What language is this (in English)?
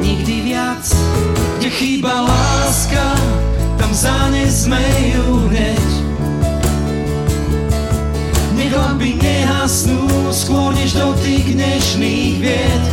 Slovak